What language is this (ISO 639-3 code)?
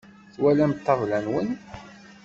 kab